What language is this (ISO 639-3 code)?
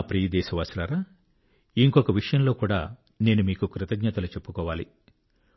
tel